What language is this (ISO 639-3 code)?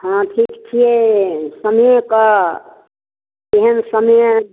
mai